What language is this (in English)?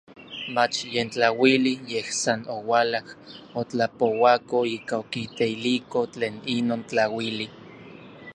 Orizaba Nahuatl